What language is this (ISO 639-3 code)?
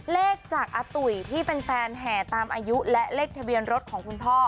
tha